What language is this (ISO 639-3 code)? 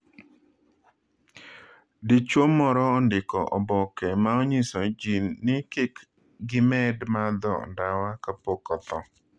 luo